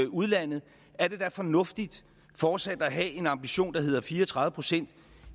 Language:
Danish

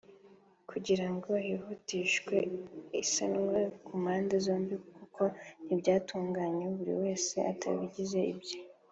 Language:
Kinyarwanda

